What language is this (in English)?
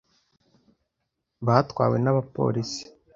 Kinyarwanda